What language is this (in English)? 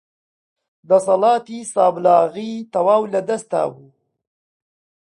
Central Kurdish